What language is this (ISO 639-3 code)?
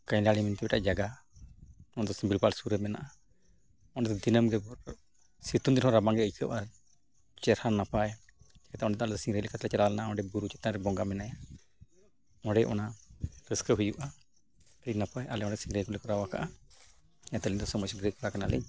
sat